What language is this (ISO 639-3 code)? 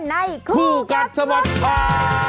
tha